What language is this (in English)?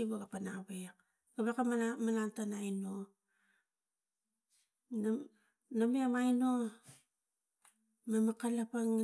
Tigak